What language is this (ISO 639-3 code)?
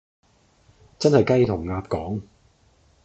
yue